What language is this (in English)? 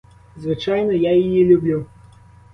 Ukrainian